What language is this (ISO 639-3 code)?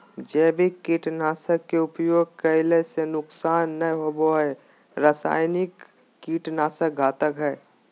mag